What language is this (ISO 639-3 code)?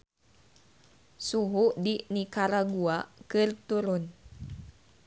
sun